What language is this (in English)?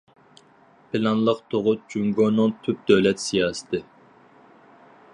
Uyghur